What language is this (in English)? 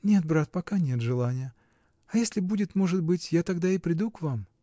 Russian